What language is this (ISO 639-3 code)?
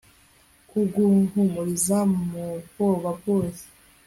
kin